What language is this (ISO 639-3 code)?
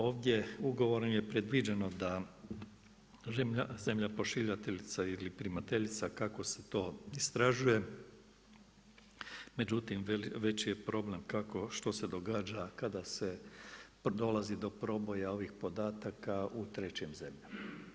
hrv